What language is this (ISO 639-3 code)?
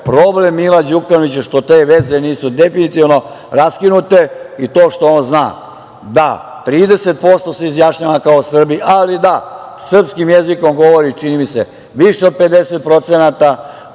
srp